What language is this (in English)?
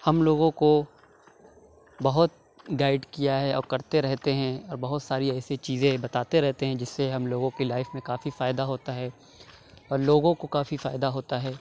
Urdu